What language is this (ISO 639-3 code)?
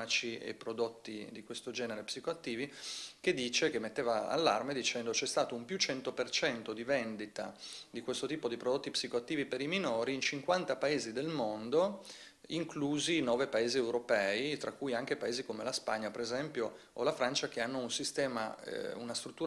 ita